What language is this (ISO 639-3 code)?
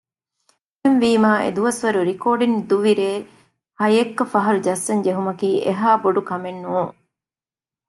div